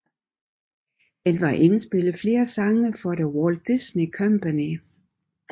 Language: Danish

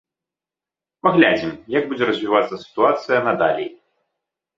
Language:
Belarusian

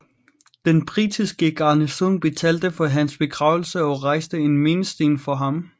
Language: Danish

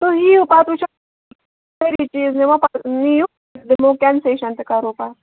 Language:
Kashmiri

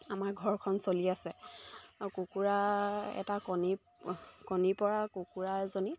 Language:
Assamese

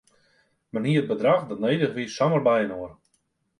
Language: Western Frisian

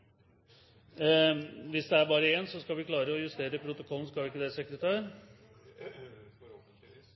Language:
Norwegian Bokmål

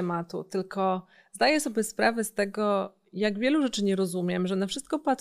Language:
Polish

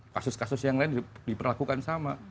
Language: Indonesian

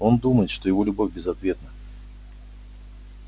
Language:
Russian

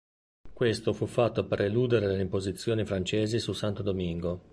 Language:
Italian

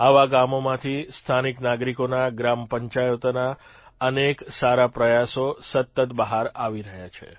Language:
Gujarati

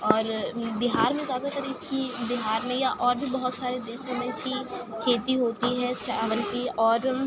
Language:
Urdu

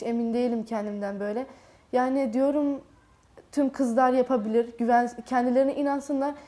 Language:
Turkish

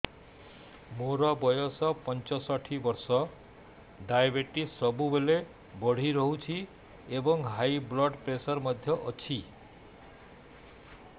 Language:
Odia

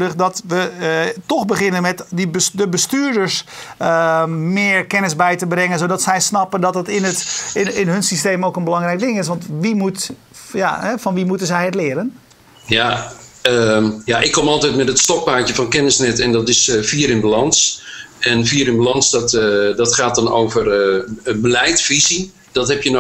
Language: Dutch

